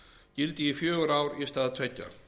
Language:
Icelandic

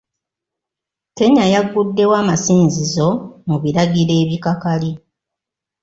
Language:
Ganda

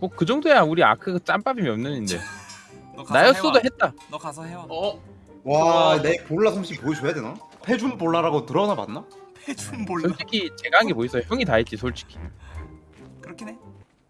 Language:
Korean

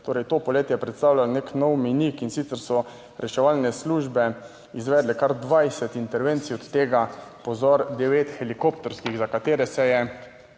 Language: Slovenian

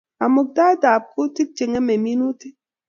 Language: Kalenjin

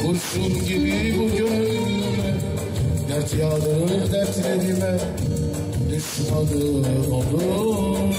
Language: Turkish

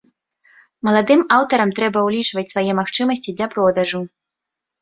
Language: Belarusian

